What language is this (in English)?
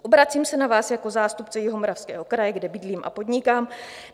Czech